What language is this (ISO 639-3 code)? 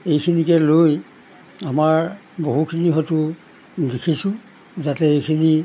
asm